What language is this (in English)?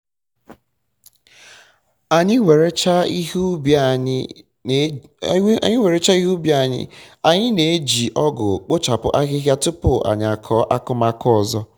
Igbo